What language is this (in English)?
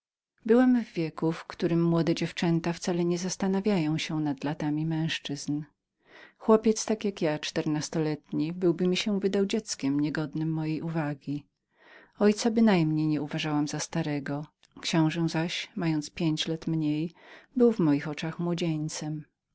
Polish